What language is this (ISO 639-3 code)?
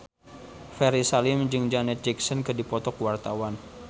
sun